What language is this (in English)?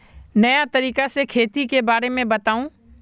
Magahi